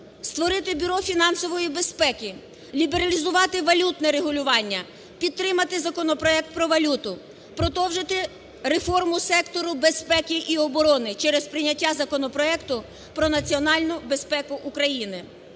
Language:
Ukrainian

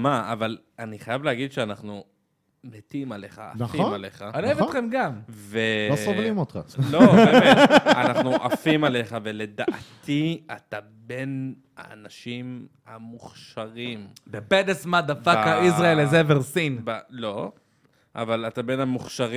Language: Hebrew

